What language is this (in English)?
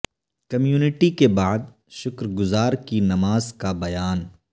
Urdu